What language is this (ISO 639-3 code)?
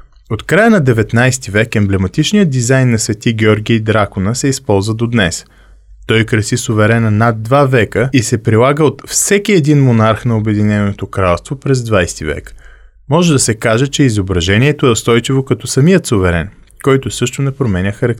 bul